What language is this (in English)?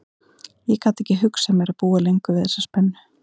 Icelandic